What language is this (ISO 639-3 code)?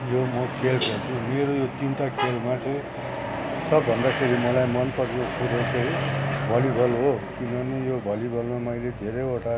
nep